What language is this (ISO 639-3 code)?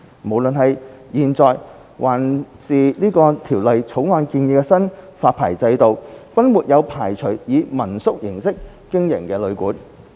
yue